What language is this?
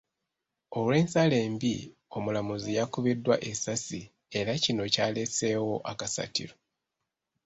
Ganda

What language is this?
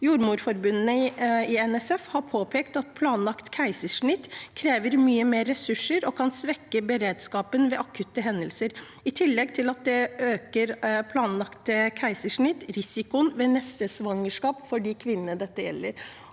Norwegian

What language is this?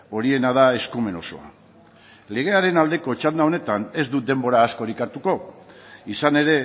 Basque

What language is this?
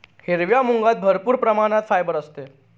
Marathi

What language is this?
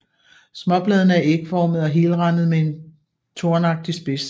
Danish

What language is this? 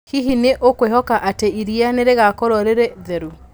Kikuyu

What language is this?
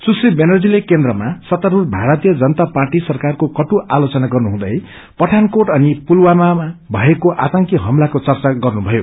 Nepali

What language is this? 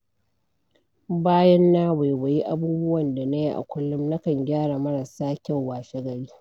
Hausa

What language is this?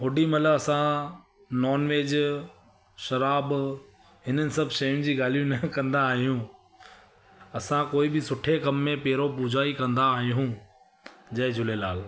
Sindhi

